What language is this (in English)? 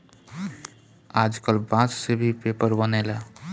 Bhojpuri